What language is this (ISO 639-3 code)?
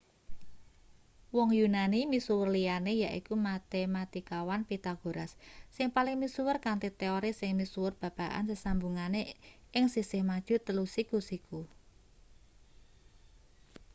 jav